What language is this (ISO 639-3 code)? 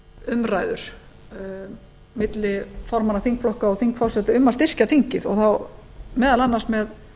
isl